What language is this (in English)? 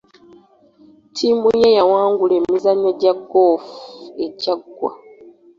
Ganda